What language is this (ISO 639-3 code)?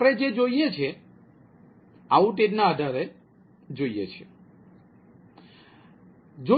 guj